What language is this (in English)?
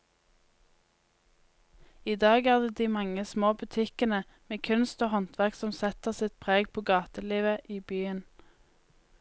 Norwegian